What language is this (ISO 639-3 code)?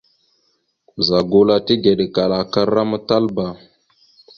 mxu